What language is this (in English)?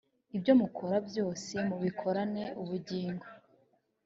Kinyarwanda